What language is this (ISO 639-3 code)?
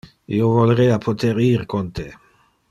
ina